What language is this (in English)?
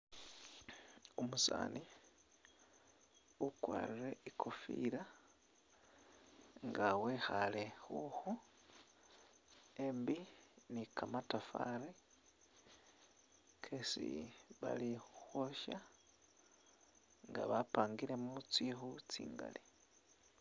Masaaba